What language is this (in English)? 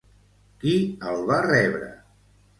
Catalan